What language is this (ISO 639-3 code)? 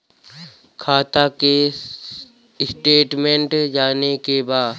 bho